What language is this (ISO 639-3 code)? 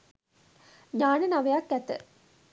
sin